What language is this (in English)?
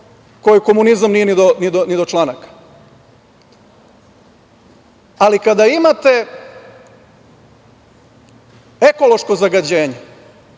Serbian